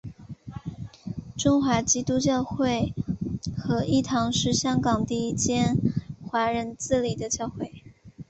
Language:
Chinese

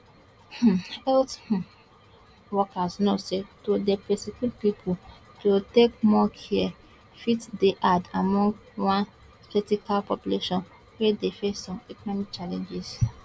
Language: Nigerian Pidgin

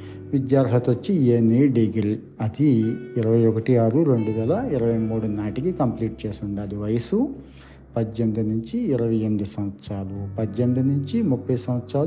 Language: Telugu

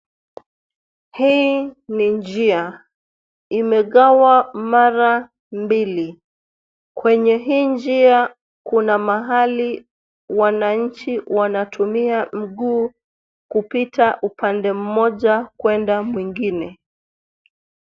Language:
Swahili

